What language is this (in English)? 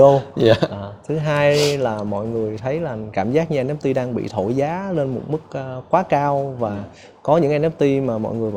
Vietnamese